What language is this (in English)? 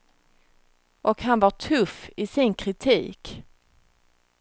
Swedish